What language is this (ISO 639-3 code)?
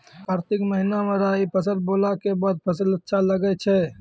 mai